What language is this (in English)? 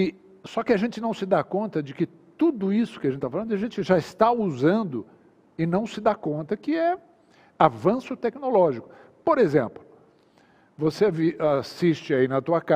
Portuguese